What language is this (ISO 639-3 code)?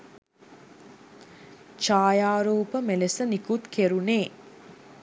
sin